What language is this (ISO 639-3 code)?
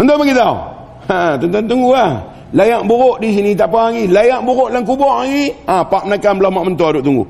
msa